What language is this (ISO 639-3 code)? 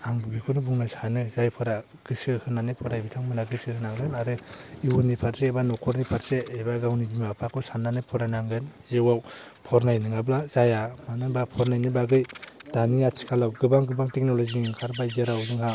brx